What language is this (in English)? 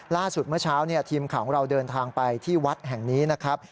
Thai